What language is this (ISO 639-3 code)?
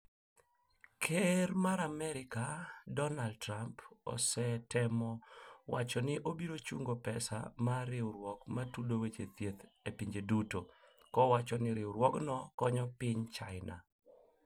luo